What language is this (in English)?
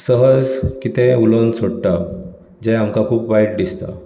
Konkani